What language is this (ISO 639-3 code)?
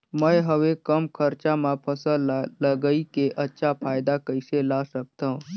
hne